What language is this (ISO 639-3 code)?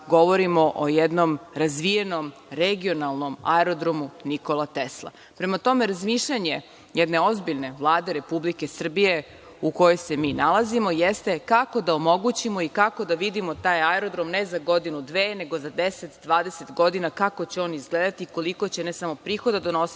srp